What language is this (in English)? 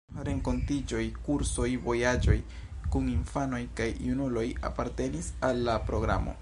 Esperanto